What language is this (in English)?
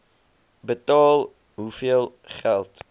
Afrikaans